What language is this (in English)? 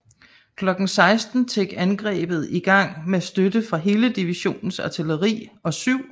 Danish